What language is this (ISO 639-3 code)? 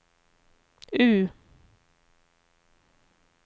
swe